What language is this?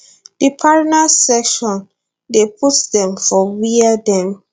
Nigerian Pidgin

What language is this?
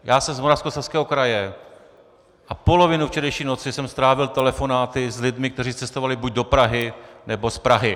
Czech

